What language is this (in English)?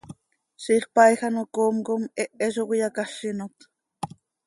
Seri